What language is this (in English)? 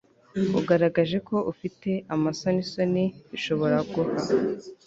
Kinyarwanda